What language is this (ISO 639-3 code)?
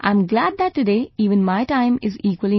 eng